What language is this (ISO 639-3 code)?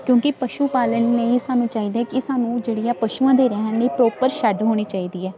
pan